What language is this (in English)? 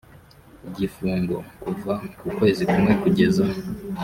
Kinyarwanda